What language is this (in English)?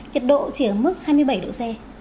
Vietnamese